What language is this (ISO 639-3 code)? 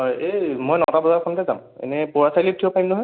asm